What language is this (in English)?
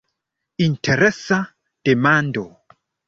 Esperanto